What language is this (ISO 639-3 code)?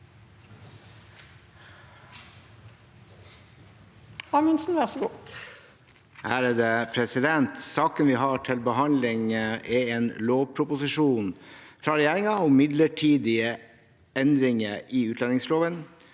nor